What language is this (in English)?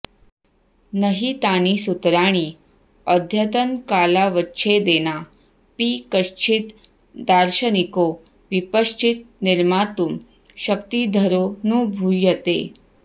Sanskrit